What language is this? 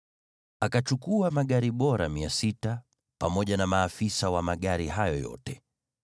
Swahili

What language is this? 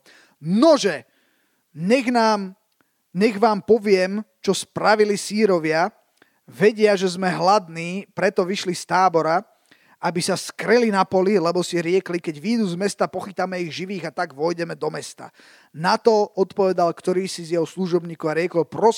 Slovak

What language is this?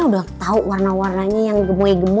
Indonesian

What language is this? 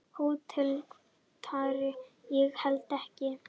Icelandic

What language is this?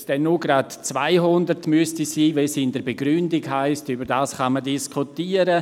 Swiss German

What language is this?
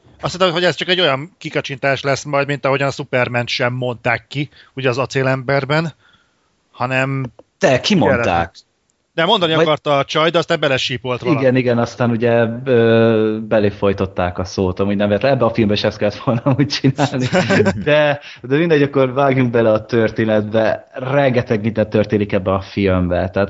Hungarian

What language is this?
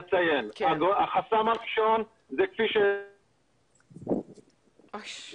Hebrew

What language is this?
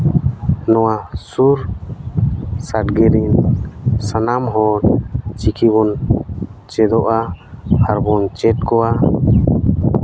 Santali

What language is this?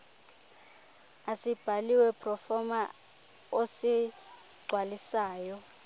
Xhosa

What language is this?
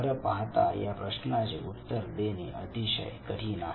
Marathi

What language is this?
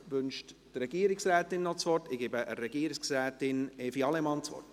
Swiss German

